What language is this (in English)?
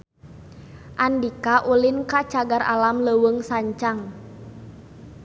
Sundanese